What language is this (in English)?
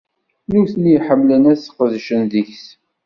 Kabyle